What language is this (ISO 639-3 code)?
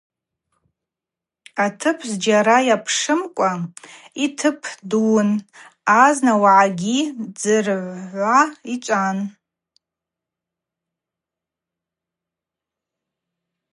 abq